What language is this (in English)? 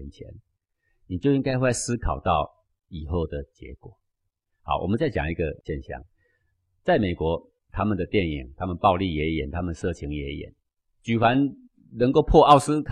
Chinese